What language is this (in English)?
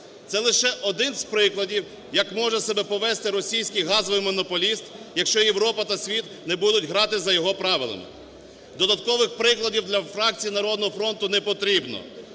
Ukrainian